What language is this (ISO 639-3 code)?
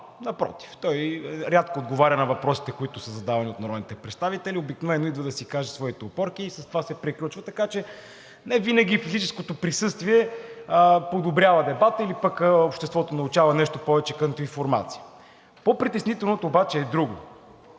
bul